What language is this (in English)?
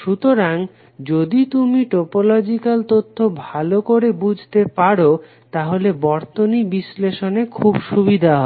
Bangla